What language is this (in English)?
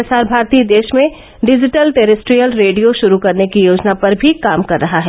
Hindi